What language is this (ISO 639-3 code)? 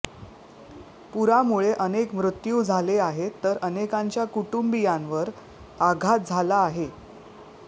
mar